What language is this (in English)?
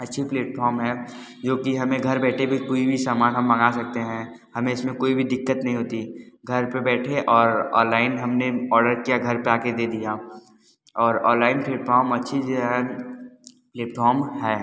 Hindi